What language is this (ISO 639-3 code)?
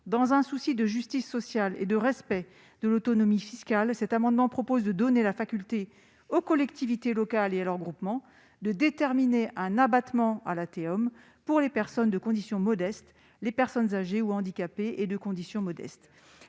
fra